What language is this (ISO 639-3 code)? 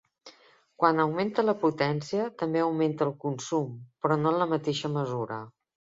cat